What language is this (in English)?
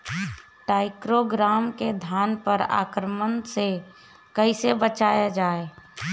Bhojpuri